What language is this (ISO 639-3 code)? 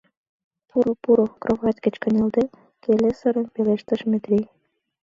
chm